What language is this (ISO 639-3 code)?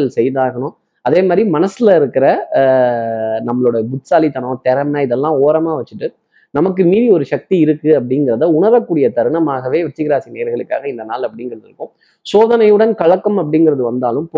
tam